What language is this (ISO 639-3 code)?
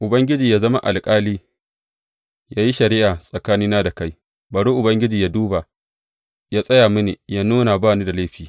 hau